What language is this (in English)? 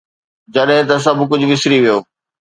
Sindhi